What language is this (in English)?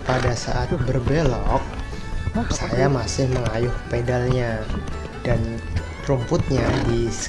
Indonesian